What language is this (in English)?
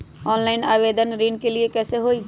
Magahi